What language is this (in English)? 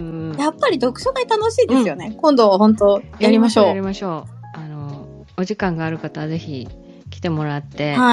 Japanese